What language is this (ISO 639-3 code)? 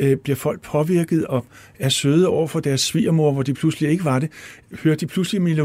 dan